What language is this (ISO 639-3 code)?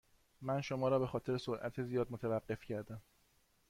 fas